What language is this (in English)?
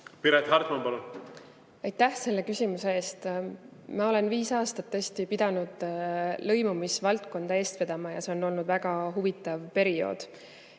Estonian